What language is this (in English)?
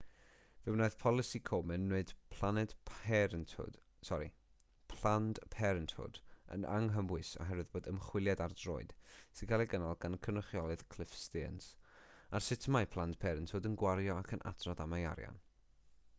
Welsh